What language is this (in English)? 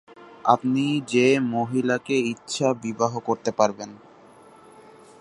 Bangla